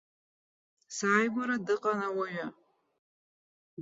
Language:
Abkhazian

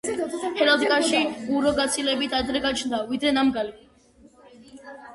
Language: Georgian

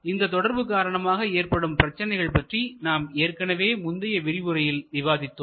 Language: Tamil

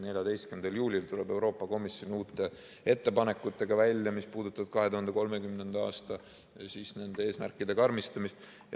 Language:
Estonian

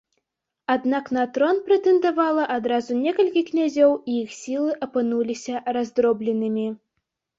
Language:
Belarusian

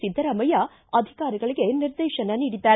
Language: Kannada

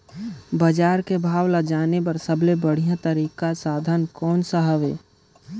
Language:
Chhattisgarhi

